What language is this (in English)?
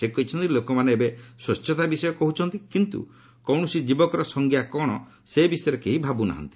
Odia